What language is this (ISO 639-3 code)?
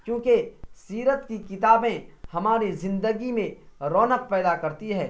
urd